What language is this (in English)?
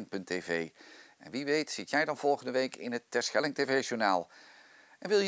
Dutch